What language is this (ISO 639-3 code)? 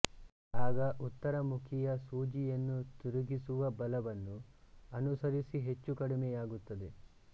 kan